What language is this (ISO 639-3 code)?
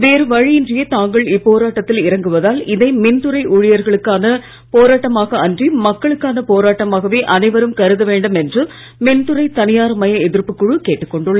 tam